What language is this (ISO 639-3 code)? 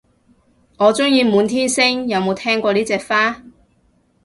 yue